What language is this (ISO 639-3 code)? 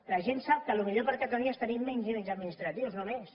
cat